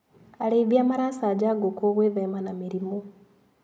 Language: Kikuyu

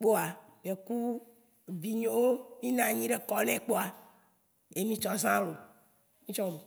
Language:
Waci Gbe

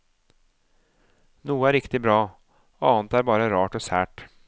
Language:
Norwegian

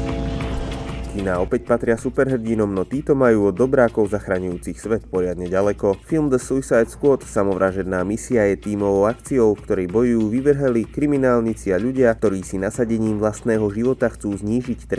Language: Slovak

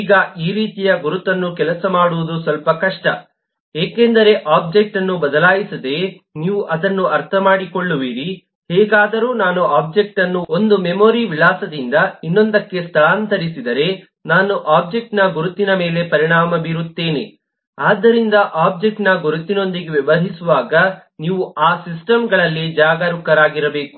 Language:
Kannada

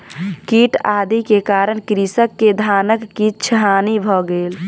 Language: Maithili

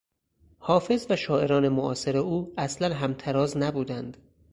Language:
Persian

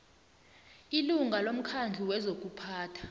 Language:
South Ndebele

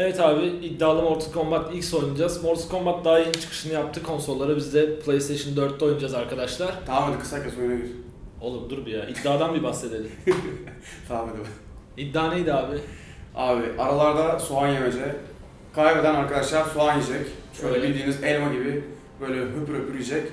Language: Turkish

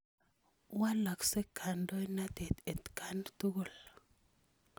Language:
Kalenjin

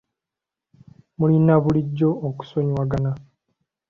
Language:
Ganda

